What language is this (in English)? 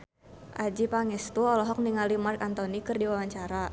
Sundanese